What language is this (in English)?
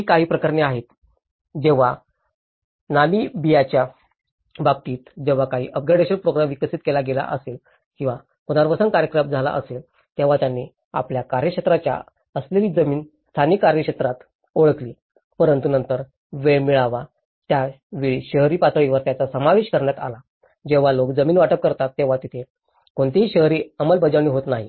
Marathi